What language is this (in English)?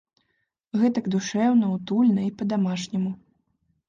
Belarusian